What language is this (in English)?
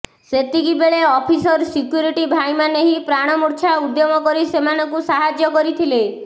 Odia